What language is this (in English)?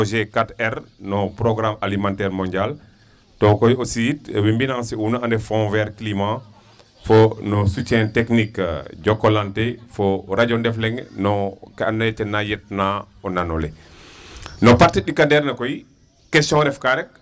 Serer